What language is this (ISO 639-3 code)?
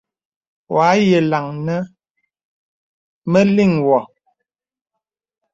beb